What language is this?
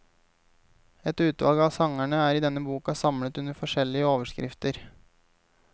Norwegian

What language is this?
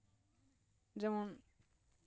Santali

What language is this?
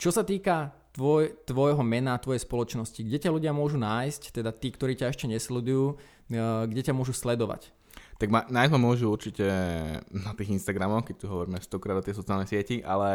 Slovak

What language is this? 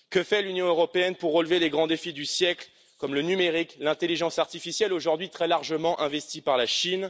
French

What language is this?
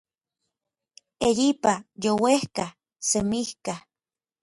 Orizaba Nahuatl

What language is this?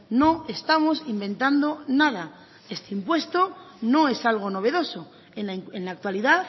Spanish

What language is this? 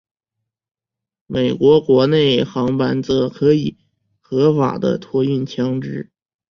Chinese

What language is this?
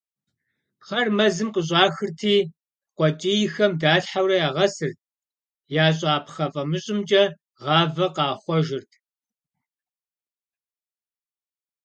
Kabardian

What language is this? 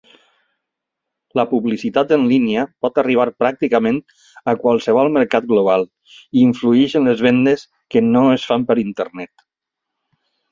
Catalan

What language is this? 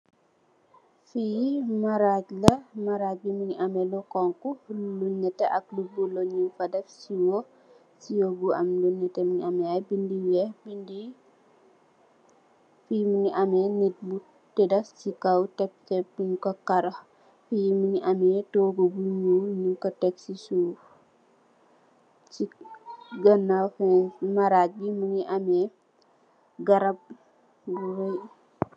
Wolof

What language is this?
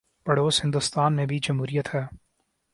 Urdu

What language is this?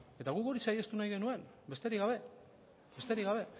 Basque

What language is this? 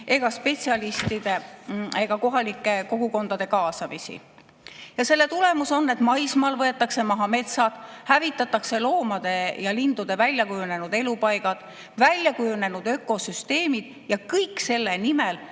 Estonian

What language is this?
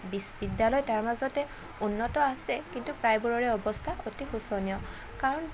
Assamese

